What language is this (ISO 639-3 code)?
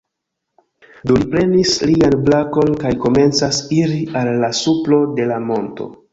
epo